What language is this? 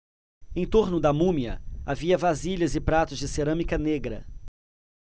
Portuguese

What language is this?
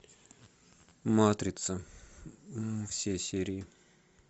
Russian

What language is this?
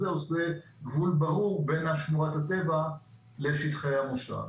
Hebrew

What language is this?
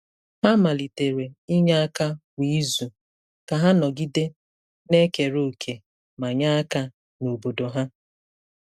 Igbo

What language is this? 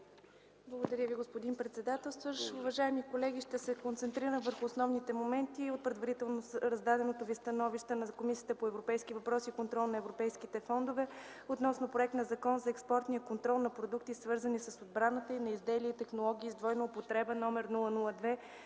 Bulgarian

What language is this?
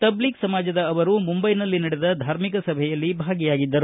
Kannada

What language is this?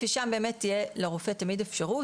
Hebrew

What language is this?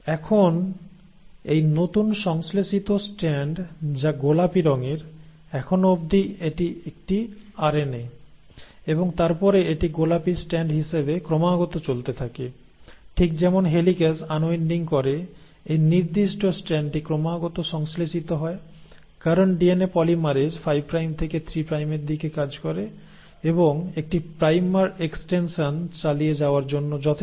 Bangla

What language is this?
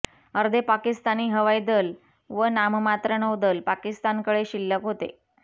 Marathi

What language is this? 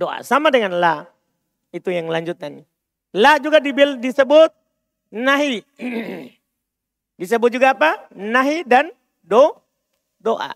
Indonesian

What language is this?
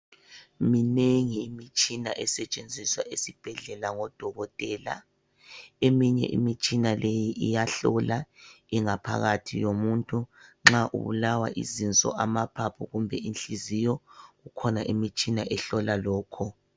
North Ndebele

